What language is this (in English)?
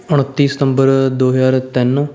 Punjabi